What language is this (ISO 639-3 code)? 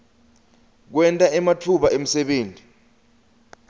ssw